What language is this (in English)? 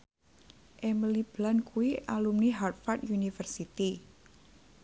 Javanese